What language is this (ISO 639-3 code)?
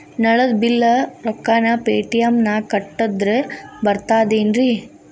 kan